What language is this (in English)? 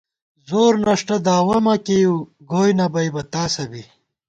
Gawar-Bati